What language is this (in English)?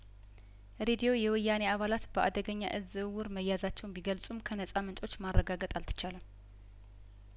Amharic